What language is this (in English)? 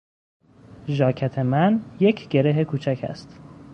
Persian